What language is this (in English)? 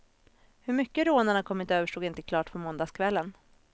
Swedish